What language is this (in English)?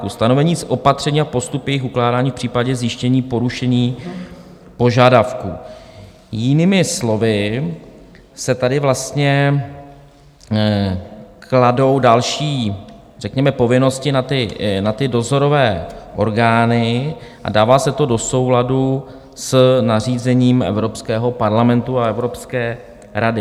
Czech